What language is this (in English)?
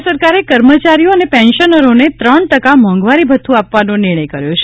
Gujarati